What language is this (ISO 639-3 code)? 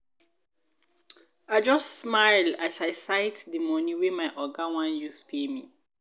pcm